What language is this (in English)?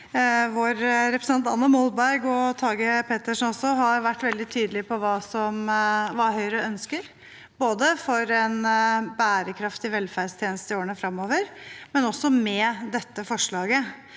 Norwegian